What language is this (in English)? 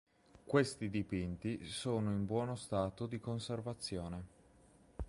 Italian